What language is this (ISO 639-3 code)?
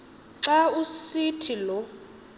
xho